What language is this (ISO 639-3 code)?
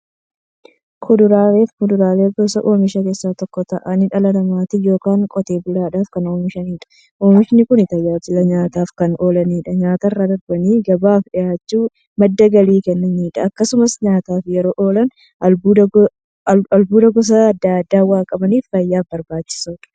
orm